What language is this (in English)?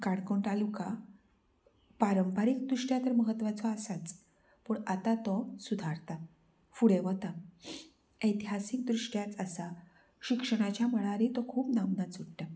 Konkani